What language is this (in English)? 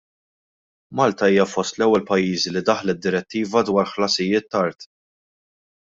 Maltese